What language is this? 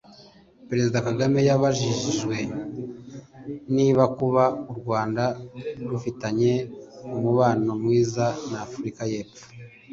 Kinyarwanda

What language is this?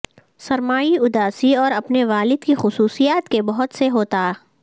Urdu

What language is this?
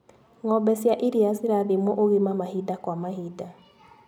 Kikuyu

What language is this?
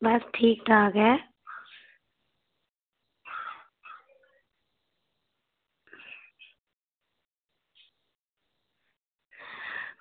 Dogri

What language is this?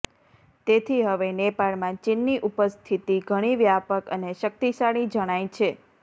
Gujarati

